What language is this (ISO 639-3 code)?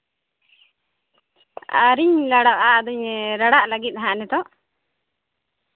sat